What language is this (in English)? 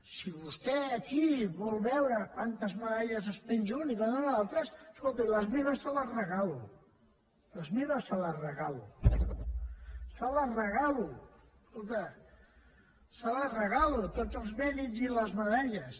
Catalan